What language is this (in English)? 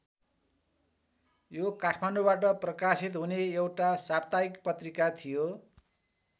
Nepali